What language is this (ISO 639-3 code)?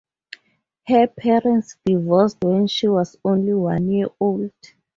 eng